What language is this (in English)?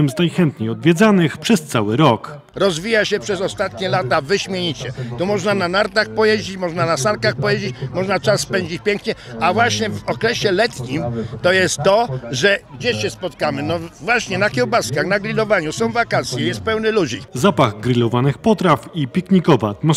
Polish